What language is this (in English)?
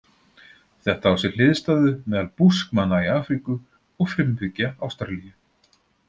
Icelandic